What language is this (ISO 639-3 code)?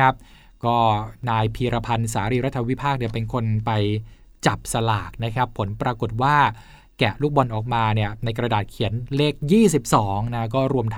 tha